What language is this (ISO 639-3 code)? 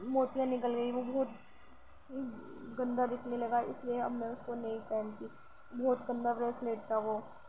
urd